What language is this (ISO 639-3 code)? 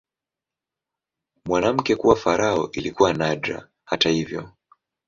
swa